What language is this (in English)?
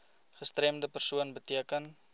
Afrikaans